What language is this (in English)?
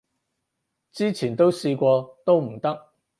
Cantonese